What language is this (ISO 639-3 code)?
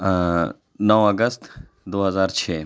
urd